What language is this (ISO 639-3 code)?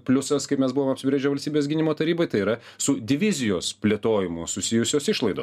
lit